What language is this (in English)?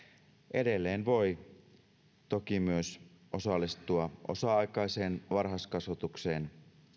Finnish